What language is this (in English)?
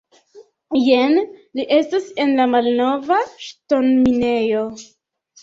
Esperanto